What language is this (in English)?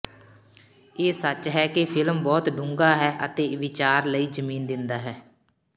Punjabi